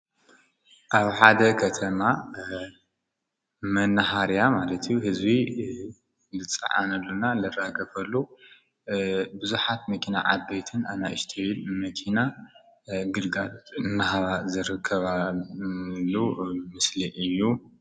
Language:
Tigrinya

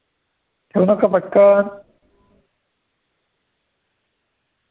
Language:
Marathi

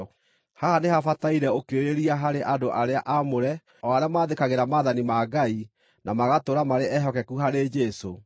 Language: Kikuyu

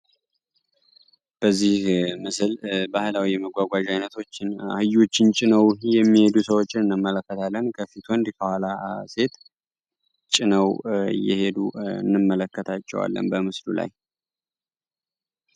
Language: Amharic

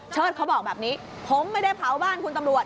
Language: Thai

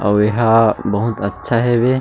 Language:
Chhattisgarhi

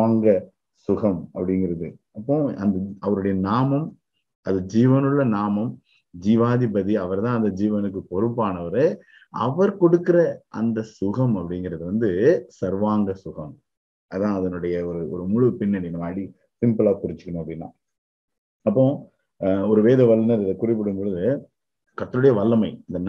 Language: Tamil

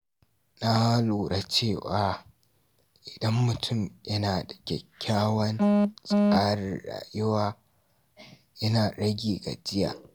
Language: Hausa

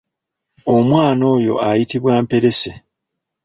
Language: Ganda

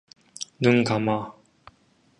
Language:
Korean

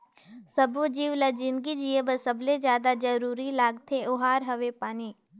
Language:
Chhattisgarhi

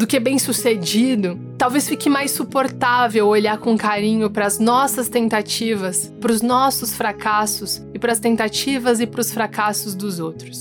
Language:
Portuguese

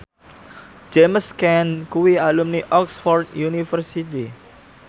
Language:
Javanese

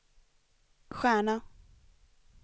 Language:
Swedish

